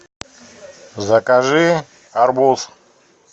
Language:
Russian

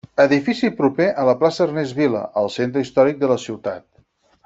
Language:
Catalan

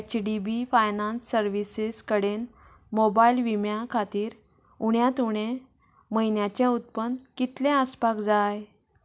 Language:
Konkani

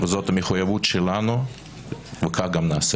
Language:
Hebrew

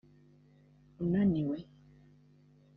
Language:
Kinyarwanda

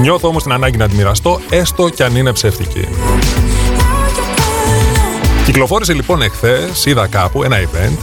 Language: Greek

